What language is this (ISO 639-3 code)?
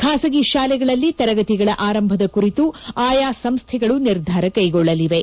kan